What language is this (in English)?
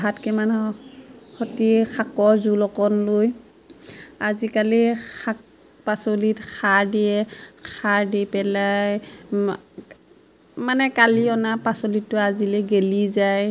Assamese